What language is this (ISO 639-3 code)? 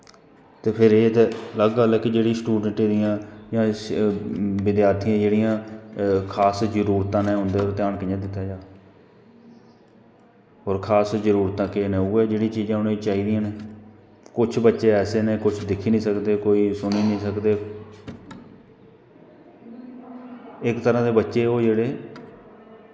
doi